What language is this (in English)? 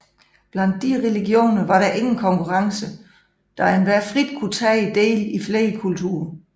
Danish